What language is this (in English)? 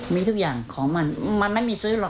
Thai